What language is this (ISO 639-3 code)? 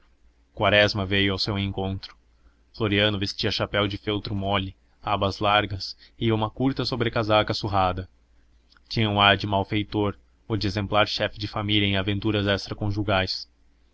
por